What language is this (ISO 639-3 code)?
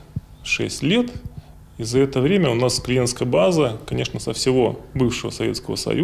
rus